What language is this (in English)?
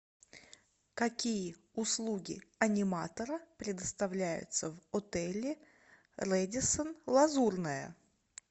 Russian